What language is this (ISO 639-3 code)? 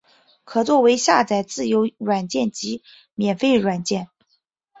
zho